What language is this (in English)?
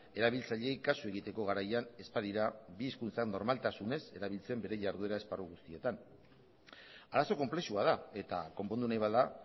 Basque